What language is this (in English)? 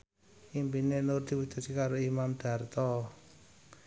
Javanese